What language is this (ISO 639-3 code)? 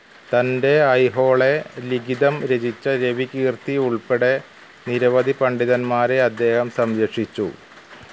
mal